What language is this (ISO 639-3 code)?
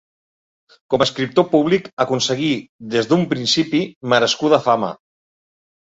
cat